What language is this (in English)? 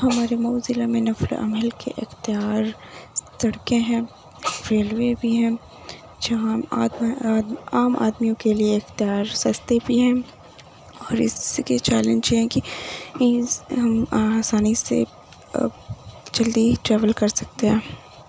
Urdu